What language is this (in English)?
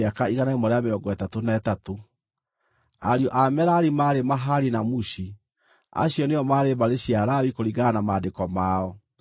Kikuyu